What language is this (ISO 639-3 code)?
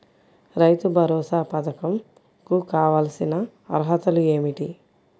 tel